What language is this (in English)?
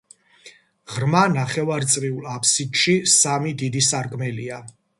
Georgian